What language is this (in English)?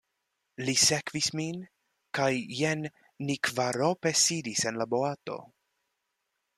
Esperanto